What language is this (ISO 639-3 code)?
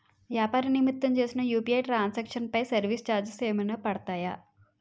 tel